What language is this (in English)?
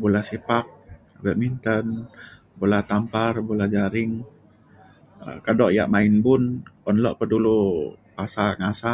Mainstream Kenyah